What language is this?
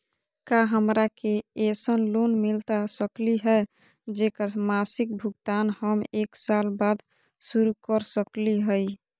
Magahi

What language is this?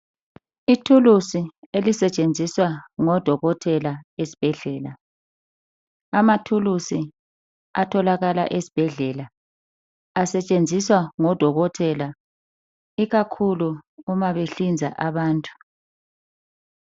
North Ndebele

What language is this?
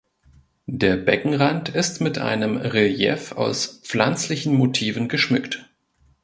German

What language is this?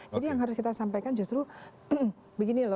Indonesian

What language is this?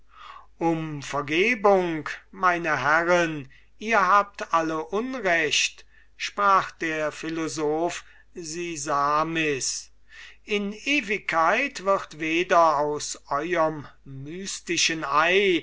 German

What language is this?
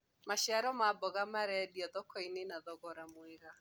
Kikuyu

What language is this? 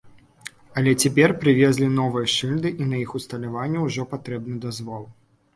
Belarusian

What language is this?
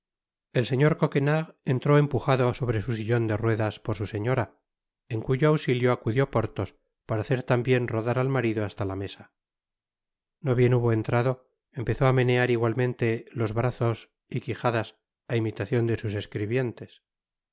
Spanish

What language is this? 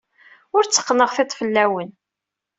Kabyle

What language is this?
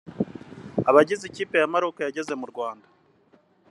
Kinyarwanda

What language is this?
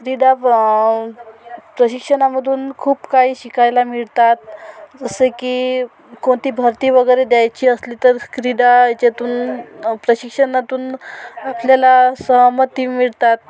Marathi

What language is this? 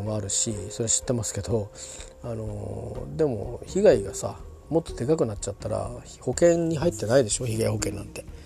Japanese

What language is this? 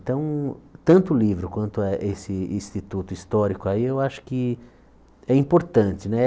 Portuguese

